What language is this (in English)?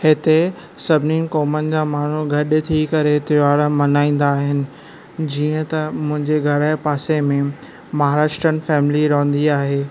Sindhi